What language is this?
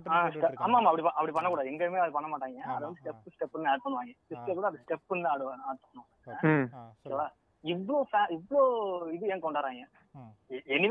Tamil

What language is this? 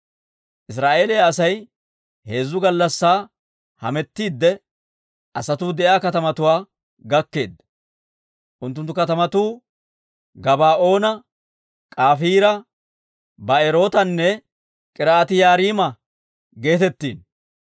Dawro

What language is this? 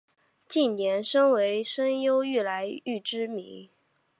Chinese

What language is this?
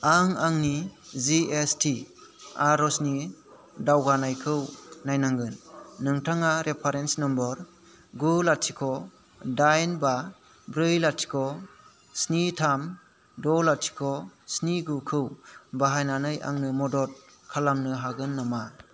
Bodo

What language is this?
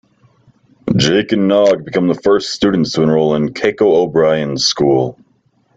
English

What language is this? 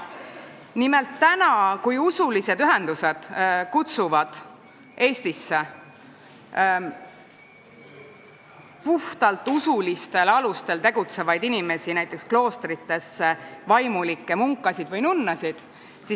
Estonian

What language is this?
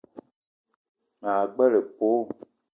Eton (Cameroon)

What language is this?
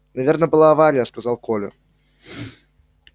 Russian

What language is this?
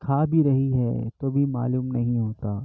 Urdu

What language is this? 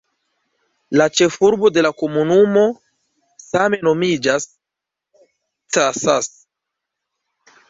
Esperanto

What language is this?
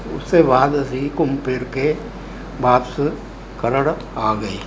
Punjabi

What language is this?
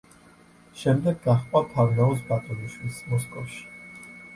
Georgian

